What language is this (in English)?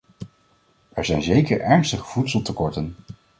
Dutch